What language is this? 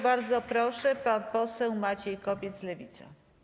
Polish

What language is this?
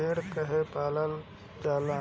Bhojpuri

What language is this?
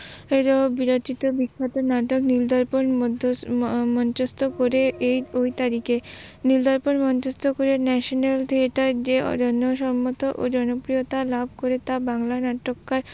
Bangla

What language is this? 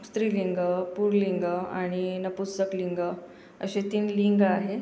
Marathi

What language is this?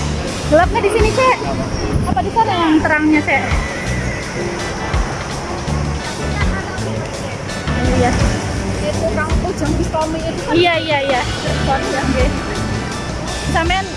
Indonesian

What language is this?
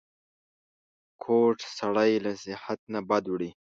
Pashto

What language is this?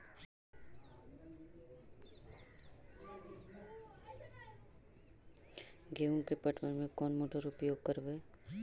Magahi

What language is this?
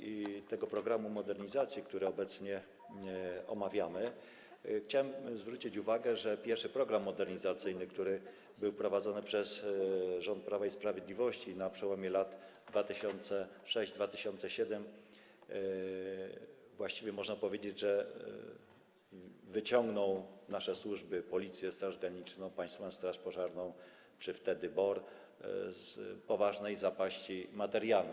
Polish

